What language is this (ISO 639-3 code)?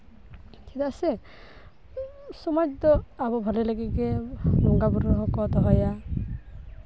sat